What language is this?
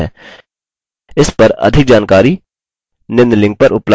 Hindi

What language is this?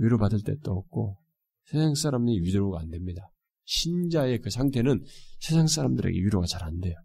Korean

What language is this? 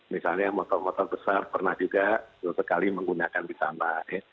Indonesian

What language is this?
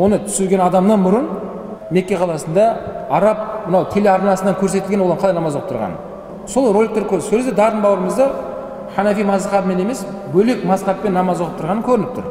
Turkish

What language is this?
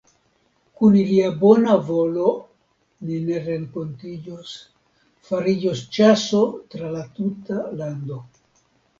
Esperanto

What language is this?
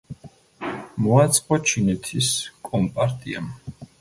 Georgian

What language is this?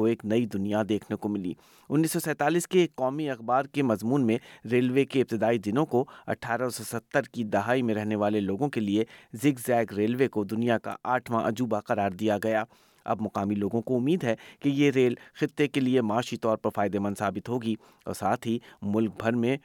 Urdu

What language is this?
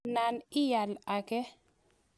Kalenjin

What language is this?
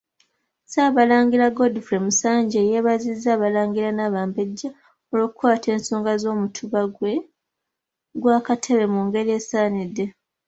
Ganda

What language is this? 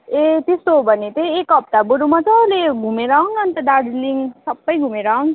Nepali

